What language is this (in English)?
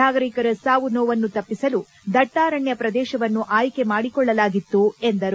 Kannada